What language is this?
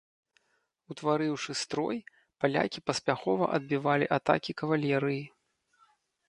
Belarusian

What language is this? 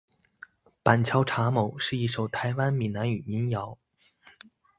Chinese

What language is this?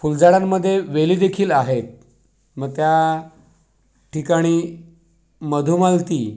Marathi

